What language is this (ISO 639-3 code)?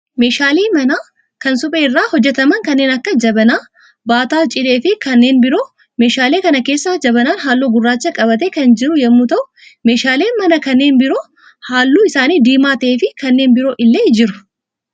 orm